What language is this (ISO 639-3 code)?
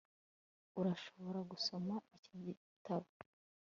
kin